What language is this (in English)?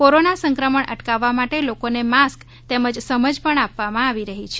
Gujarati